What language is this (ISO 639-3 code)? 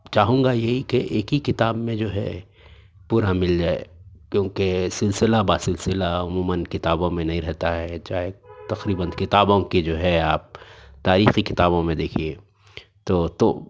urd